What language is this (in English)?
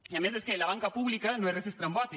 Catalan